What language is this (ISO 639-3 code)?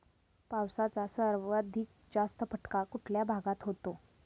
mar